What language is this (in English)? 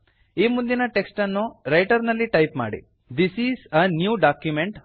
Kannada